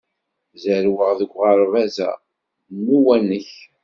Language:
Kabyle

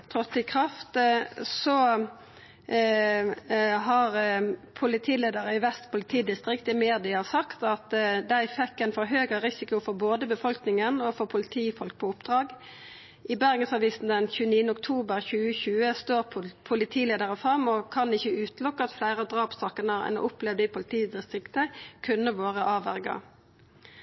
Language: Norwegian Nynorsk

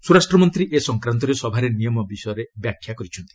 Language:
Odia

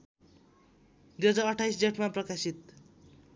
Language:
Nepali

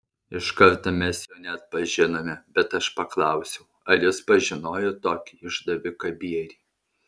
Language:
Lithuanian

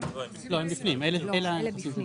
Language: Hebrew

